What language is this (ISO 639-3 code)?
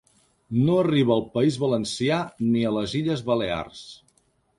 cat